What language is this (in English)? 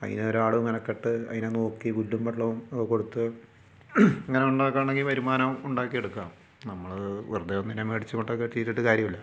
Malayalam